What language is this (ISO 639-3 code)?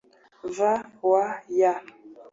kin